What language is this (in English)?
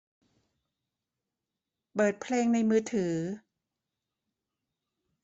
Thai